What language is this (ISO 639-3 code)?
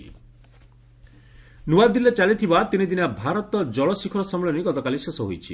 ori